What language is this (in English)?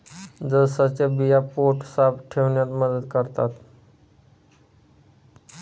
Marathi